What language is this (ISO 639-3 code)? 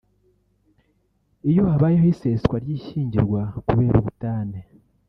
kin